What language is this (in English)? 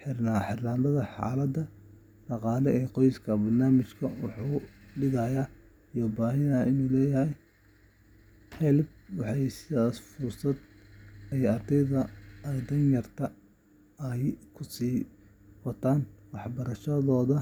Somali